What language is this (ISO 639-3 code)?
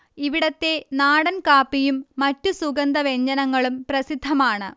mal